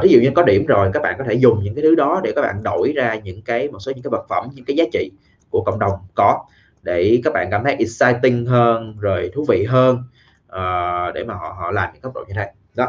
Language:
Vietnamese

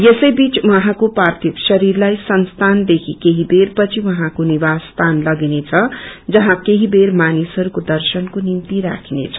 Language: Nepali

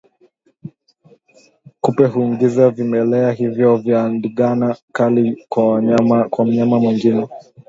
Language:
Swahili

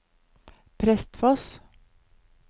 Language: Norwegian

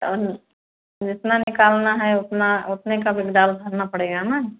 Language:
Hindi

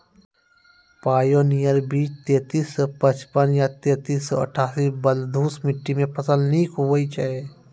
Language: Maithili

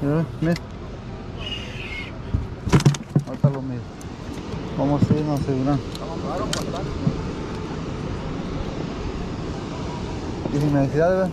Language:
Spanish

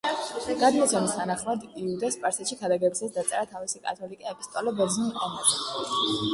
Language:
Georgian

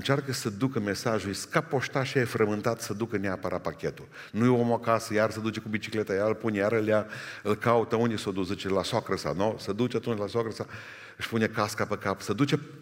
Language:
Romanian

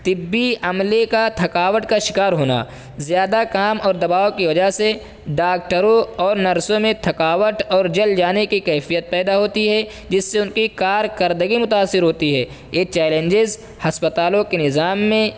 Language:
Urdu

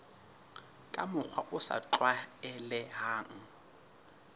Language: Southern Sotho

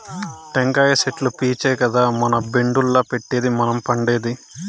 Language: Telugu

